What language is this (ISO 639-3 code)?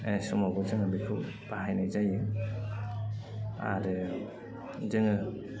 brx